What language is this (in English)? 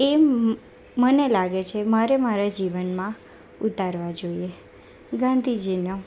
Gujarati